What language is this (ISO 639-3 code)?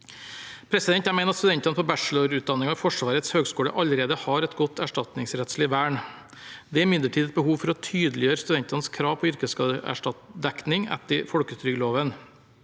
nor